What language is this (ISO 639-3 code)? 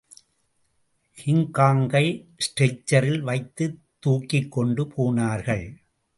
tam